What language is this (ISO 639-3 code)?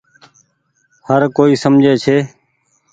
gig